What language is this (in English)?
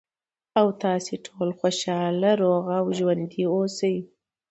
Pashto